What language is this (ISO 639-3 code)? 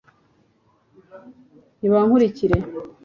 kin